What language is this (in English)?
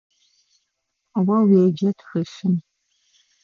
Adyghe